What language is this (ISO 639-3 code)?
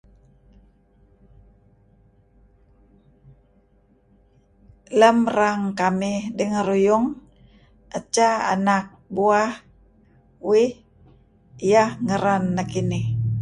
kzi